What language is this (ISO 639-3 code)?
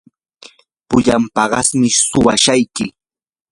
qur